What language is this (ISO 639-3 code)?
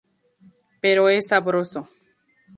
spa